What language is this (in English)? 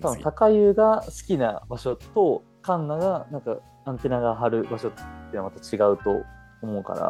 Japanese